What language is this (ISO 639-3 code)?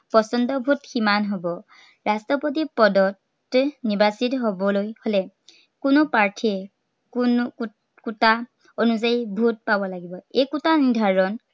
asm